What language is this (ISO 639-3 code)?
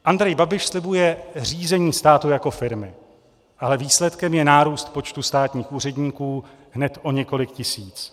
ces